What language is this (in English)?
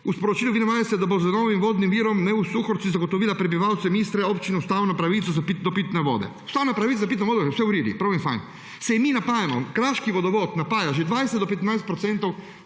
Slovenian